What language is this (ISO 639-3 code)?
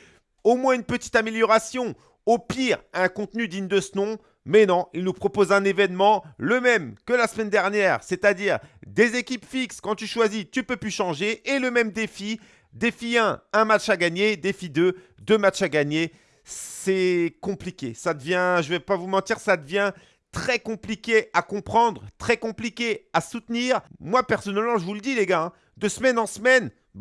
fra